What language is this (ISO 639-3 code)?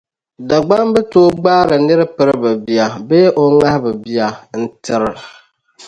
dag